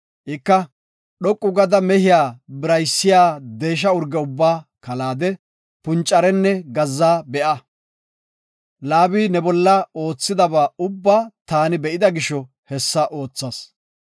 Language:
Gofa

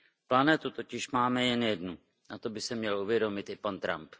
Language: Czech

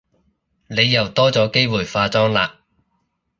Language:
Cantonese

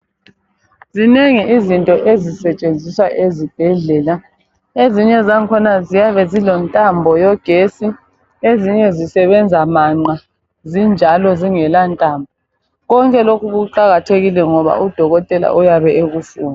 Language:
North Ndebele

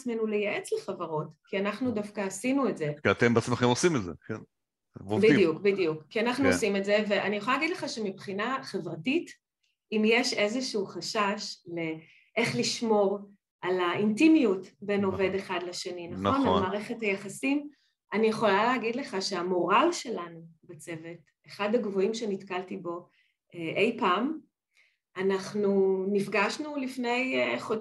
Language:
Hebrew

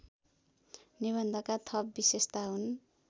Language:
Nepali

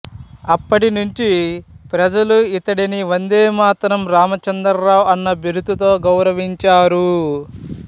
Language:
Telugu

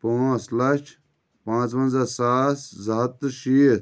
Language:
Kashmiri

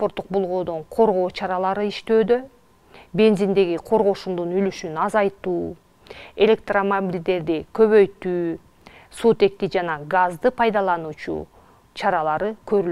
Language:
Turkish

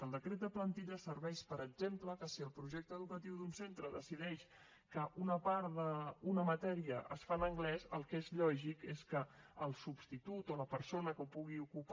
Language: Catalan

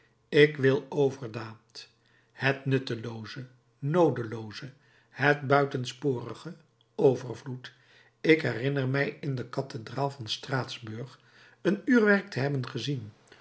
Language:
Dutch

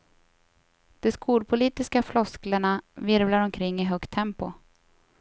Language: Swedish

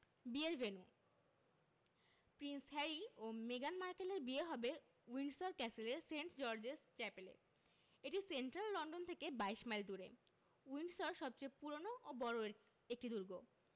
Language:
Bangla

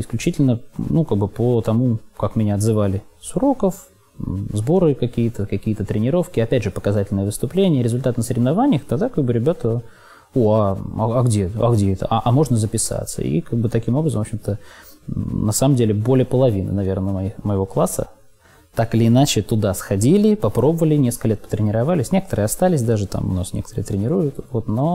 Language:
Russian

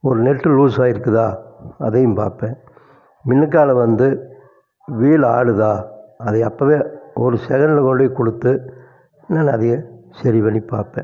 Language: Tamil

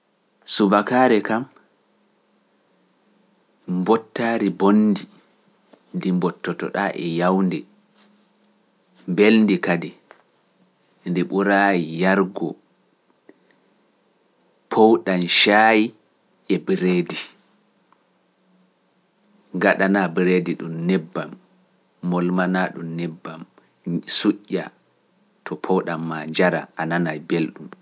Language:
Pular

